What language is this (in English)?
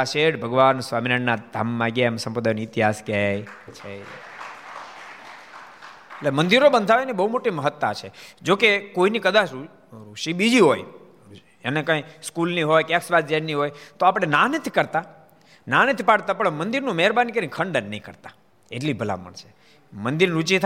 Gujarati